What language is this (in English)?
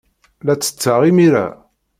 Kabyle